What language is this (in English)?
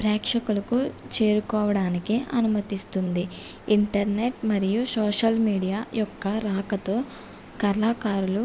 Telugu